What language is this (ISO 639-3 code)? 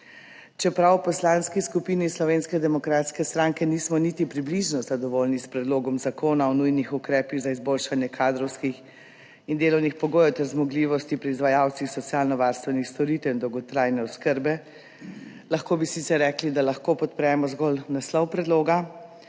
slv